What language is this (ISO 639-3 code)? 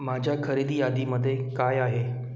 mar